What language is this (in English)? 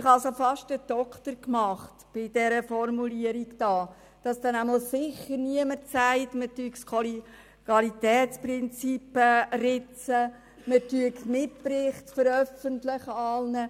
Swiss German